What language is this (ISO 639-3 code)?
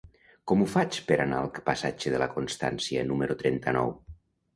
cat